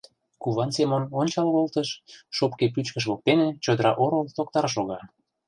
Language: Mari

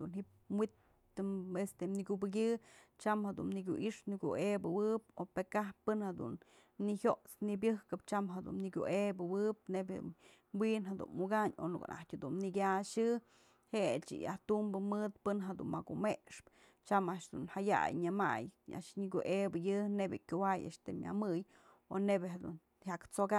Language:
Mazatlán Mixe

